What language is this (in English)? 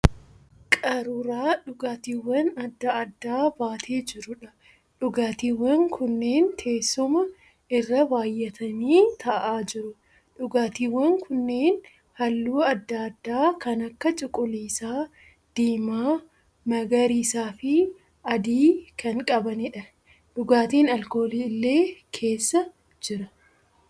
Oromo